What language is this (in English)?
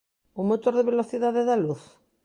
Galician